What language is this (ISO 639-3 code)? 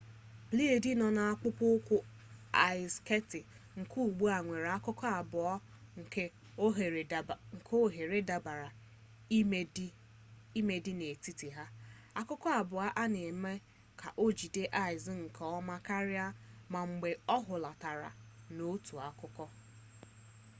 ibo